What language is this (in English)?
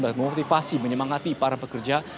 Indonesian